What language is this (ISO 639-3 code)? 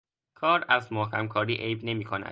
fas